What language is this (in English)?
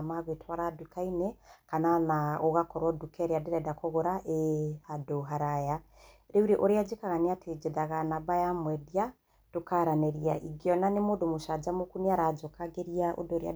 Kikuyu